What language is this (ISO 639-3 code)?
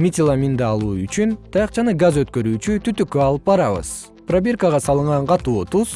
kir